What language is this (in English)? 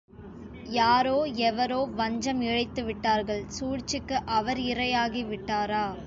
Tamil